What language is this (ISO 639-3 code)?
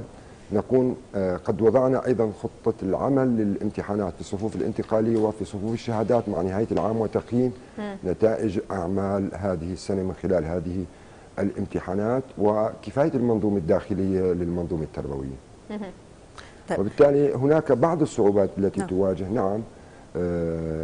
ara